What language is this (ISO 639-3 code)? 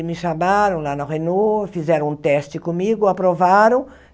por